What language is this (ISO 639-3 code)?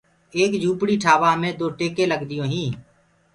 ggg